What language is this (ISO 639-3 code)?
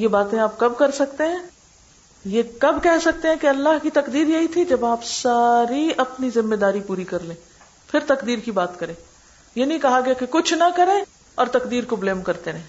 urd